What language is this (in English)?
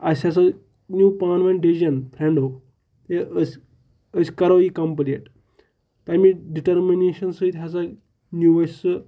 Kashmiri